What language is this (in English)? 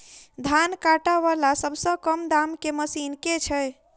Maithili